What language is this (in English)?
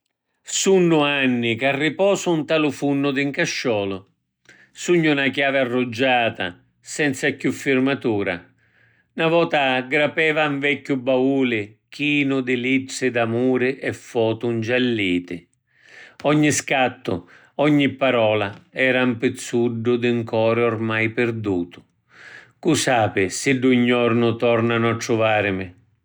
Sicilian